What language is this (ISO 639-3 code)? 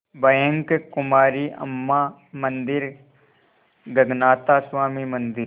hin